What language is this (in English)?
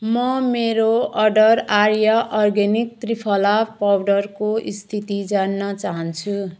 Nepali